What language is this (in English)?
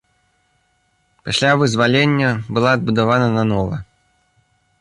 Belarusian